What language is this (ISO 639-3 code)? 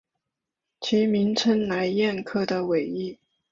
zho